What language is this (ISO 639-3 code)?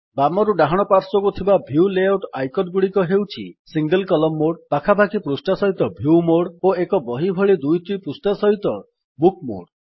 ori